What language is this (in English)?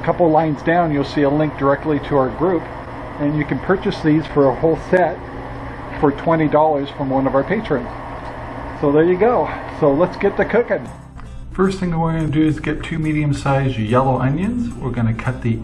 English